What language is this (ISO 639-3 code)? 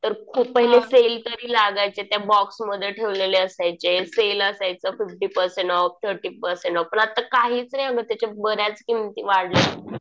mar